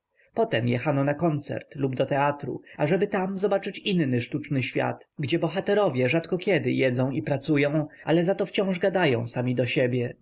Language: Polish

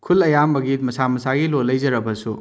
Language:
Manipuri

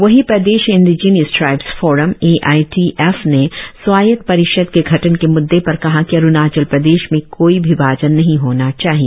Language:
Hindi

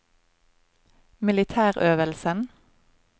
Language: Norwegian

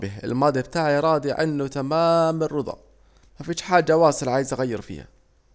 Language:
Saidi Arabic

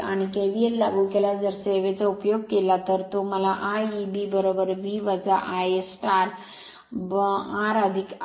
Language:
Marathi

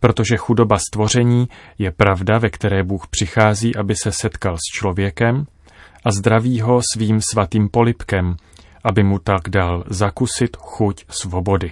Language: Czech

